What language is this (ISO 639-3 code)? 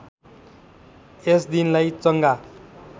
nep